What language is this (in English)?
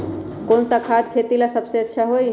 Magahi